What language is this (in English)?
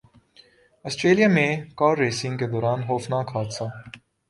Urdu